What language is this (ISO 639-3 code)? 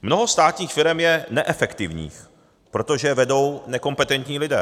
ces